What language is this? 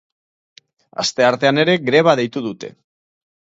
Basque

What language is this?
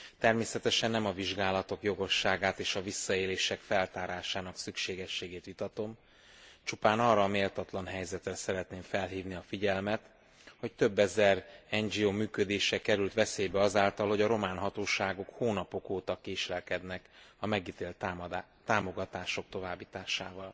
Hungarian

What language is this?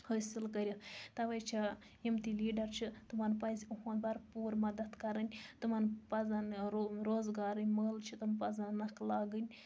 Kashmiri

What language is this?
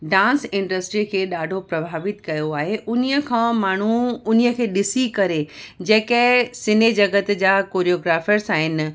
Sindhi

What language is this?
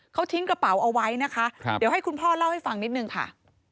Thai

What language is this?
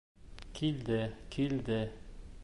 Bashkir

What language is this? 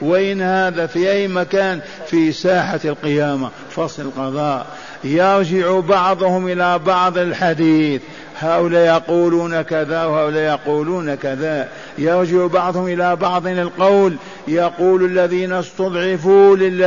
Arabic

